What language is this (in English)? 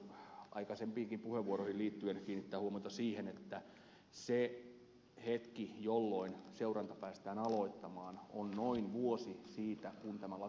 Finnish